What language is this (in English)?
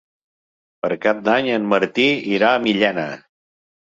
Catalan